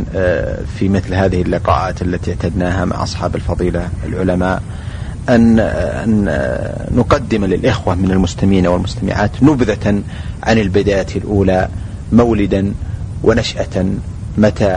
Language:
Arabic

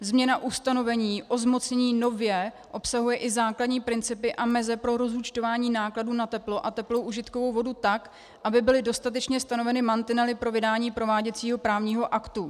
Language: Czech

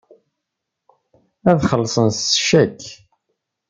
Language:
Kabyle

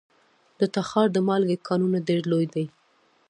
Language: Pashto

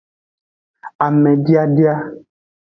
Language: Aja (Benin)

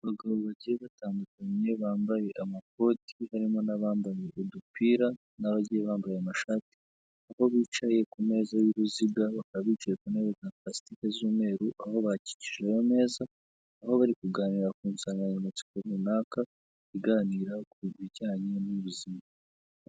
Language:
Kinyarwanda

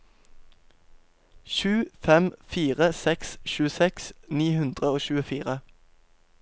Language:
Norwegian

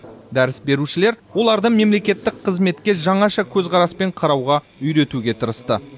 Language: Kazakh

